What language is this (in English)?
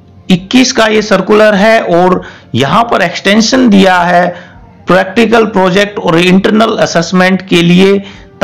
Hindi